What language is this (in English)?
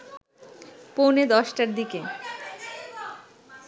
Bangla